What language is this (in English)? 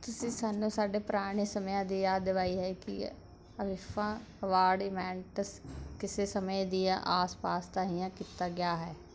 Punjabi